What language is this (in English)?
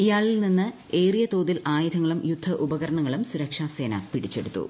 Malayalam